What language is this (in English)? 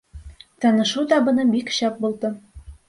Bashkir